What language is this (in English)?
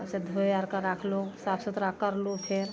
Maithili